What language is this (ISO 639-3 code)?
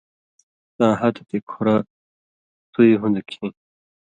mvy